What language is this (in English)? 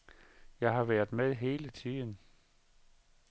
Danish